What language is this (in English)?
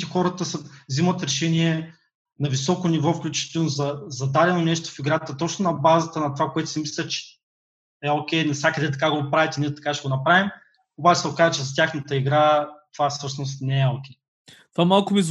Bulgarian